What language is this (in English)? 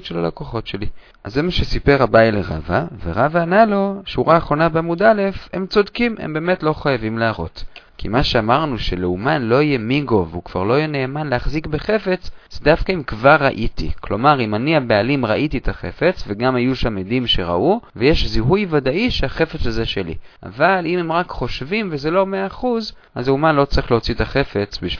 Hebrew